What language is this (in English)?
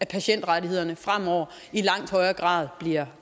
Danish